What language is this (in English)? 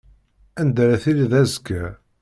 Kabyle